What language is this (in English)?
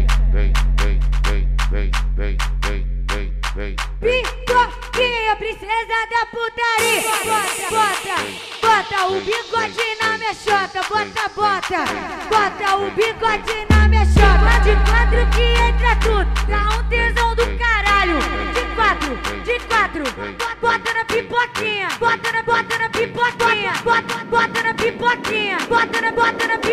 Romanian